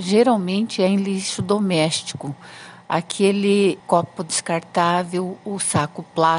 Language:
Portuguese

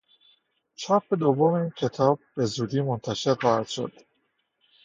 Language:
Persian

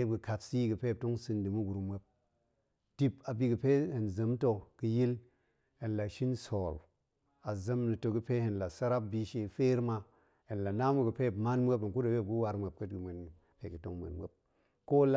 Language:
Goemai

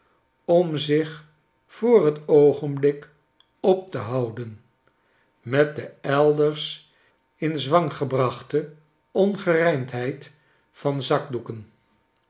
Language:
Dutch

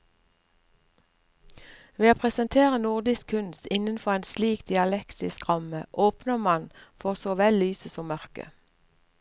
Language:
Norwegian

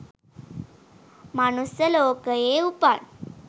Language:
Sinhala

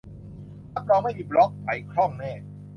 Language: Thai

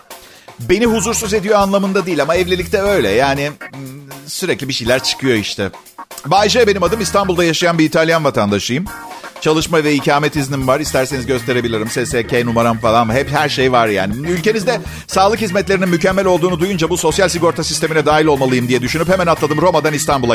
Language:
Turkish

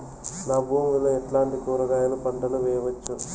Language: Telugu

